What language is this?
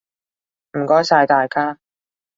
Cantonese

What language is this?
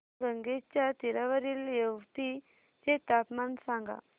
Marathi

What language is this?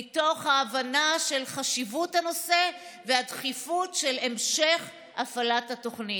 Hebrew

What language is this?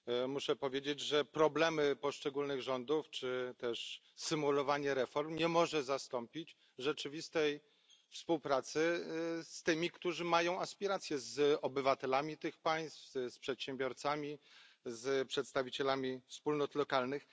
Polish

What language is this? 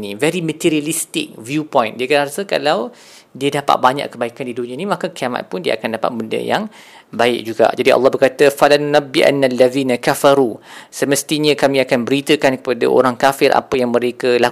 Malay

